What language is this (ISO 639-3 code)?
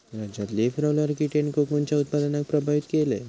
mar